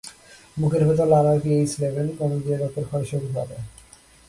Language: Bangla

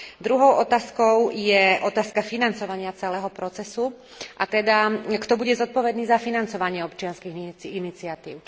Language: Slovak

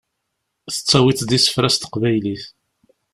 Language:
Kabyle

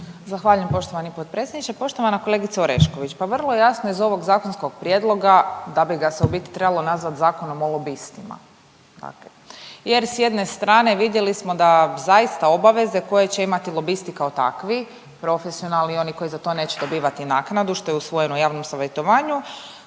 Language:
Croatian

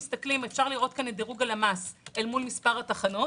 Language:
Hebrew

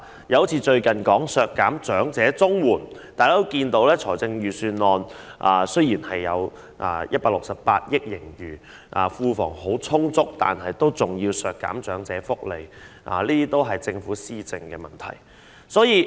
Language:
Cantonese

